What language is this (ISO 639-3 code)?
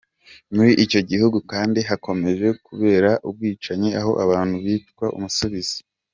kin